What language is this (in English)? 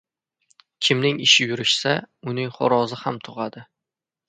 Uzbek